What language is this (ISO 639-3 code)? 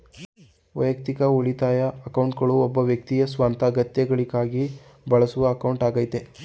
kan